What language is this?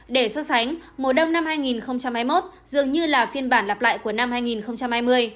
Vietnamese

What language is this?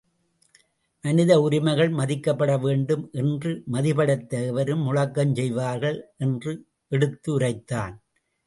Tamil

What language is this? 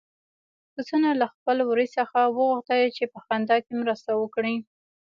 Pashto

